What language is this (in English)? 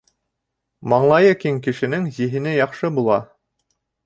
Bashkir